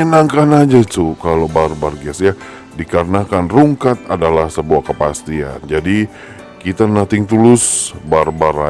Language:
Indonesian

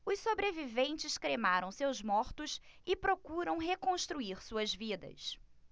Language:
Portuguese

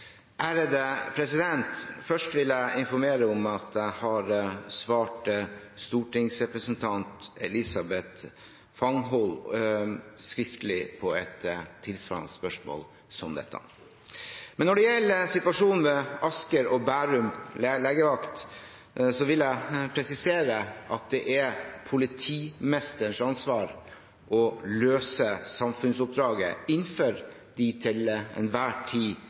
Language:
Norwegian Bokmål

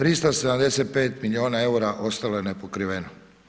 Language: Croatian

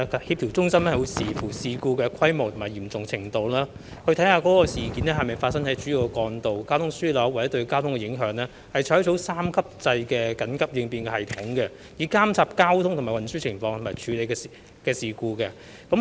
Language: Cantonese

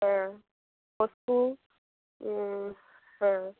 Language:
Bangla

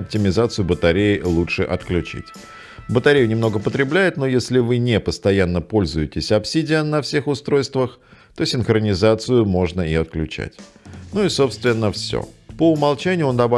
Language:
Russian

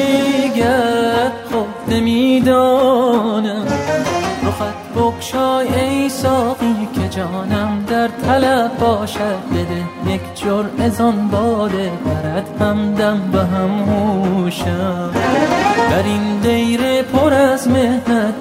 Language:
Persian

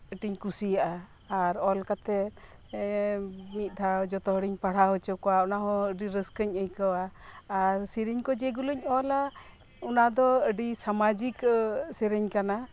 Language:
Santali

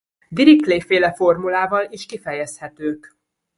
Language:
Hungarian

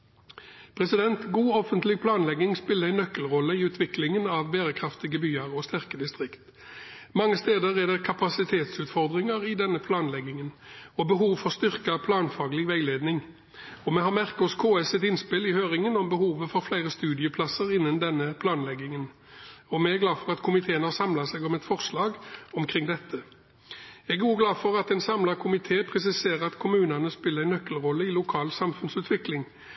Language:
Norwegian Bokmål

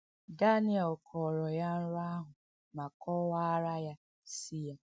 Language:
Igbo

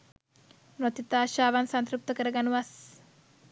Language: Sinhala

